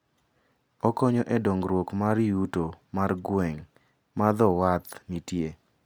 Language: Luo (Kenya and Tanzania)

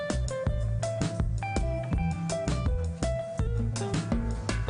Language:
Hebrew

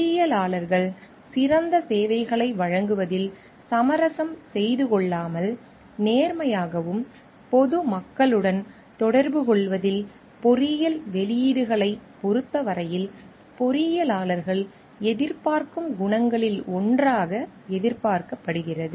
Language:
Tamil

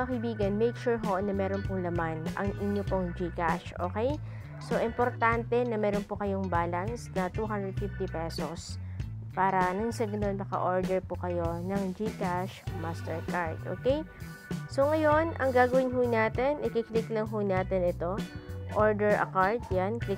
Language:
Filipino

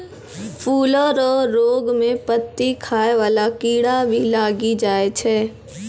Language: Maithili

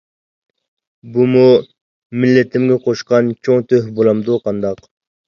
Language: Uyghur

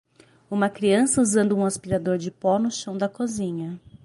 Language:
Portuguese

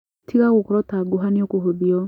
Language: Kikuyu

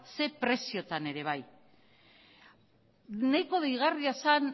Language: Basque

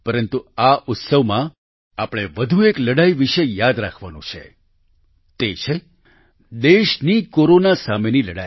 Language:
Gujarati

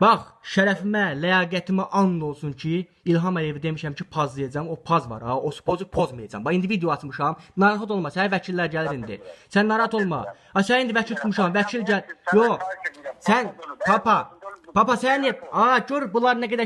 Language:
Azerbaijani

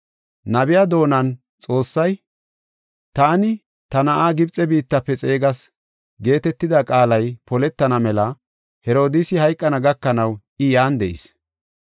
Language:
Gofa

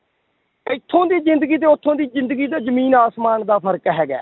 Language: Punjabi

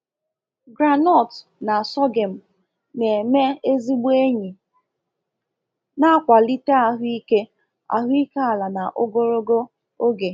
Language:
Igbo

